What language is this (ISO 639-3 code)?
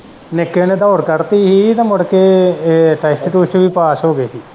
pan